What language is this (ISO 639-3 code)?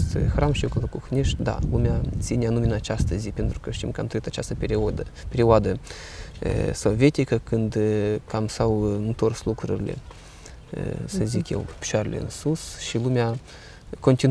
ron